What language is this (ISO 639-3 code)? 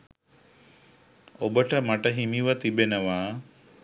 sin